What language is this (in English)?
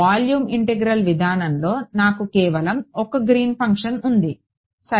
Telugu